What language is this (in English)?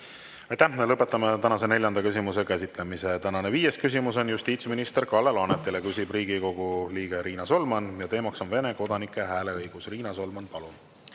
Estonian